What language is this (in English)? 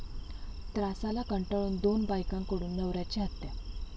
Marathi